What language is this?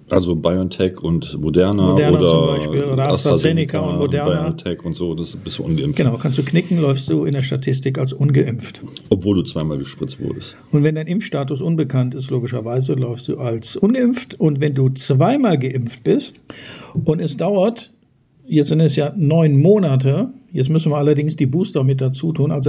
German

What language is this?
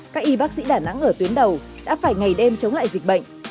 Vietnamese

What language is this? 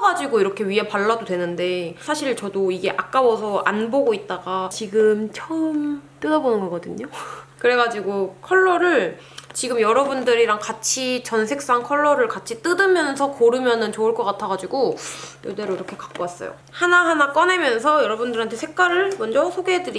Korean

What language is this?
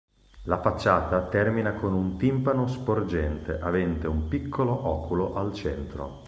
Italian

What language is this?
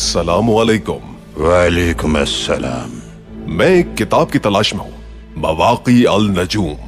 Urdu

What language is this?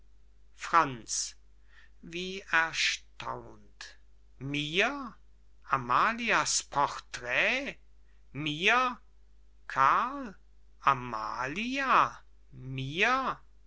German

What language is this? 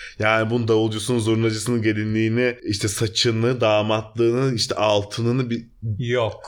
Turkish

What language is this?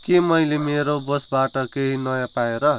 Nepali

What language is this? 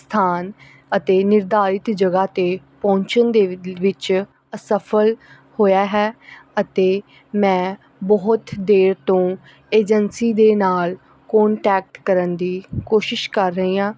Punjabi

